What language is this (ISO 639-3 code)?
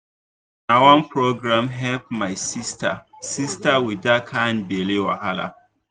pcm